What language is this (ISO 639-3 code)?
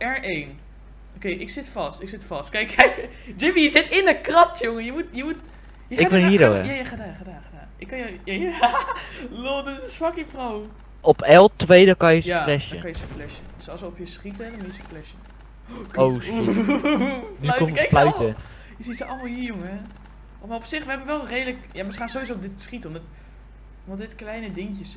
nld